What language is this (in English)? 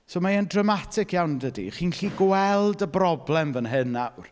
Welsh